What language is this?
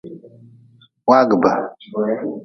Nawdm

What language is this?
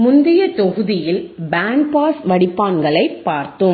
Tamil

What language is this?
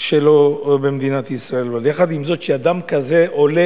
Hebrew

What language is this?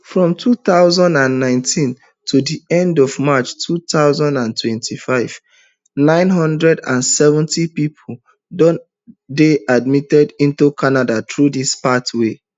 Nigerian Pidgin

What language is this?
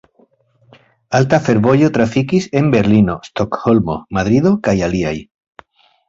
Esperanto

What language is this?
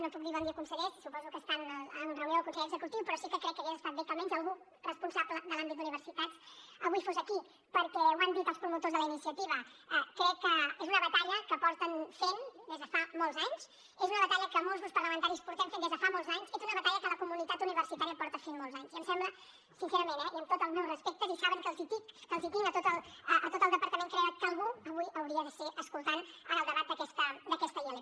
Catalan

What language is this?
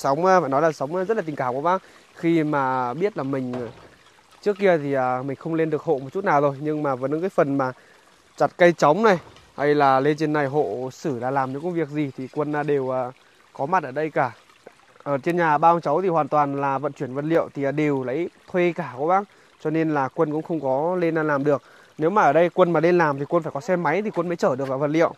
Vietnamese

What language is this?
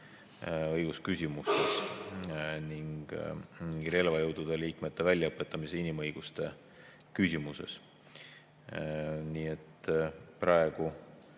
Estonian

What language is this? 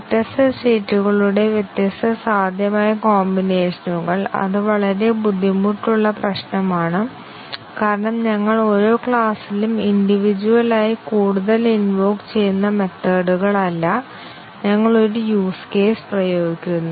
Malayalam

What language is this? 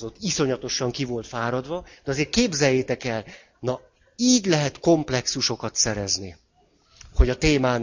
Hungarian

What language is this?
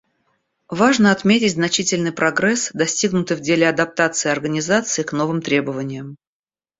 Russian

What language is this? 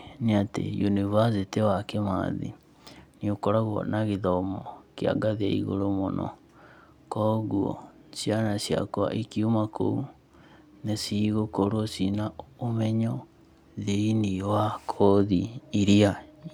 Kikuyu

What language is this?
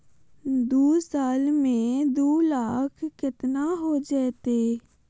Magahi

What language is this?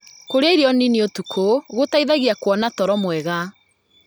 Kikuyu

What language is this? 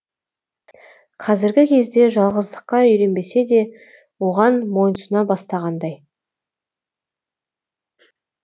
Kazakh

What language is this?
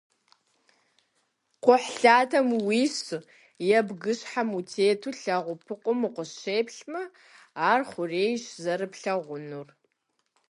Kabardian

